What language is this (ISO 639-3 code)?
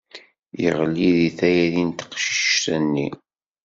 kab